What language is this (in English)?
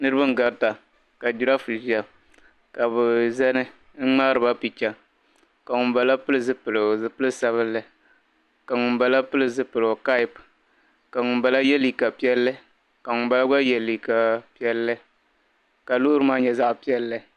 Dagbani